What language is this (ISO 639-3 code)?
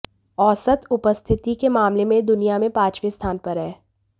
hin